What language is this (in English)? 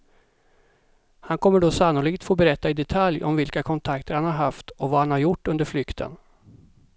Swedish